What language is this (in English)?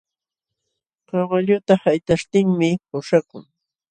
Jauja Wanca Quechua